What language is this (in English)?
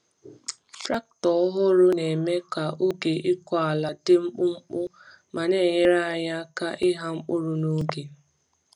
Igbo